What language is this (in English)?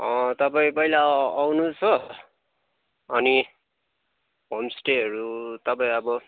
Nepali